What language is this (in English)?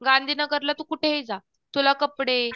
Marathi